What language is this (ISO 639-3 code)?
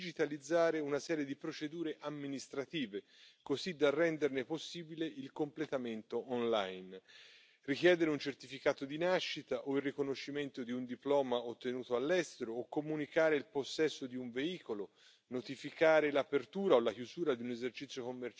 fra